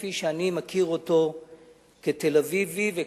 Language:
Hebrew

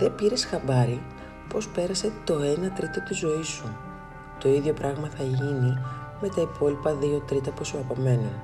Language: Greek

